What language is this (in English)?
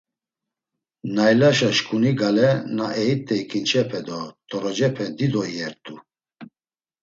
Laz